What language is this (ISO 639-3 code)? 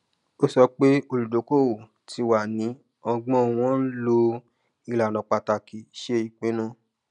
yor